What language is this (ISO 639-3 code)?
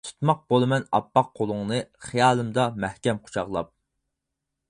uig